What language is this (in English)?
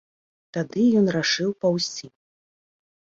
Belarusian